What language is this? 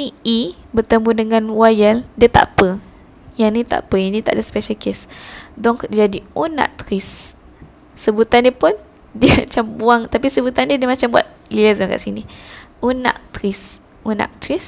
Malay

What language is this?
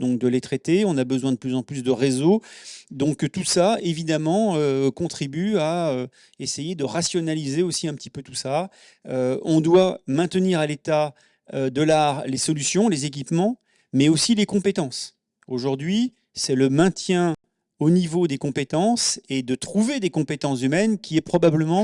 French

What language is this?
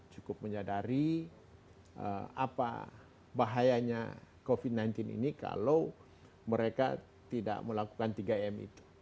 Indonesian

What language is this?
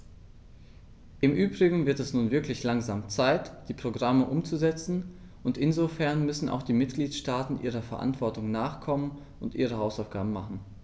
German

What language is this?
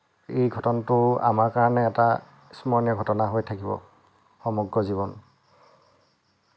Assamese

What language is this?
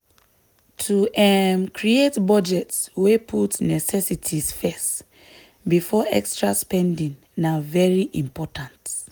Nigerian Pidgin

